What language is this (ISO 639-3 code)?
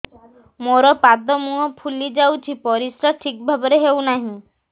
ori